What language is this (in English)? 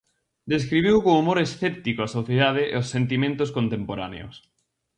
Galician